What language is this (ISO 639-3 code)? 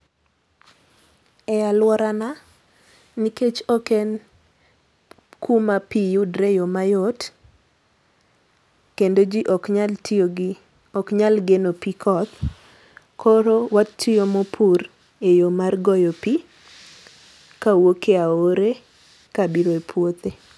luo